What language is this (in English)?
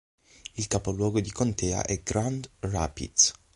Italian